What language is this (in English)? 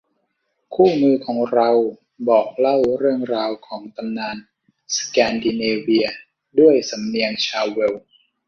Thai